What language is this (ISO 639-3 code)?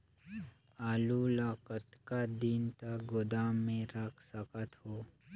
hne